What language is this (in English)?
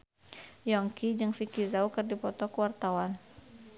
Sundanese